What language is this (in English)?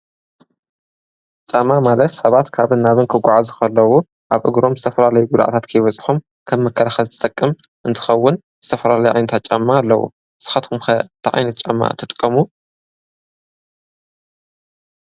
Tigrinya